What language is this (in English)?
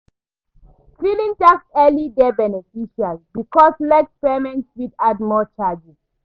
Nigerian Pidgin